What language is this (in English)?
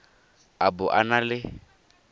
Tswana